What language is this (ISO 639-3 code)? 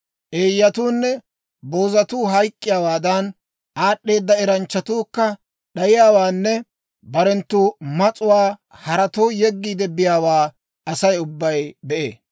dwr